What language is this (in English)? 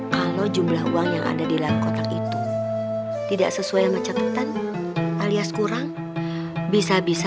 Indonesian